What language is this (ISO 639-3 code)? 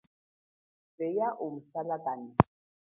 cjk